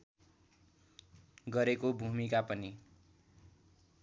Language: Nepali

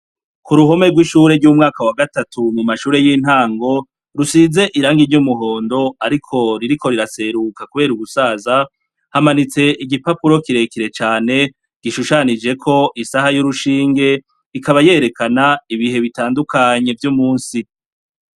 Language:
Rundi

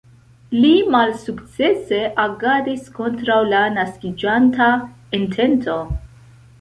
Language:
Esperanto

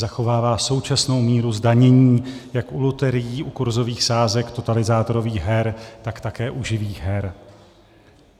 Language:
Czech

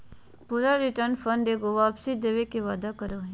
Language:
Magahi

